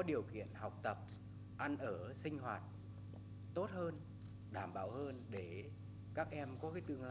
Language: Vietnamese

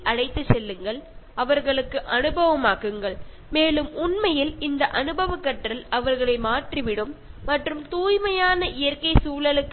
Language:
Malayalam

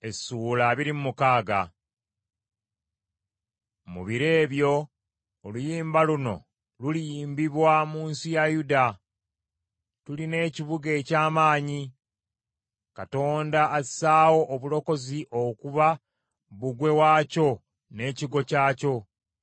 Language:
Ganda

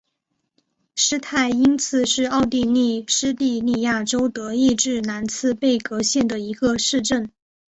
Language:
Chinese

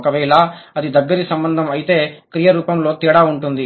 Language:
Telugu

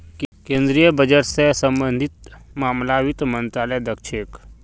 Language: Magahi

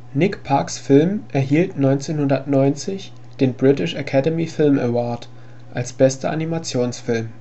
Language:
German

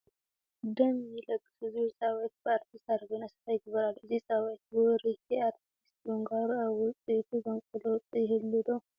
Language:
Tigrinya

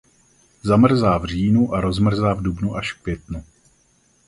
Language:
Czech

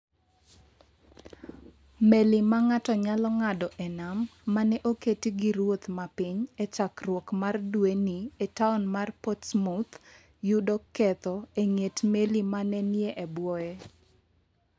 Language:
Luo (Kenya and Tanzania)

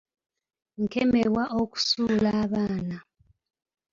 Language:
Ganda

